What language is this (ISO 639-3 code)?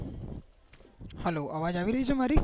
guj